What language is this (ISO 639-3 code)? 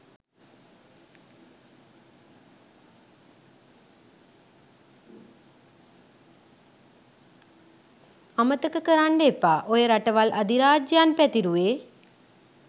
sin